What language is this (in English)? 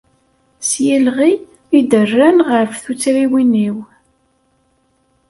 Kabyle